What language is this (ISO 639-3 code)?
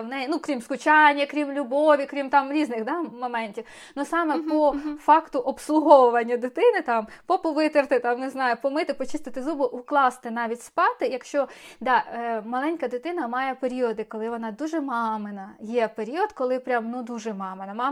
ukr